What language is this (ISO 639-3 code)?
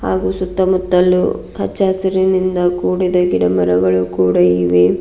kan